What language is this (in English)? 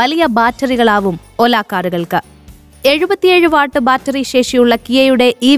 Malayalam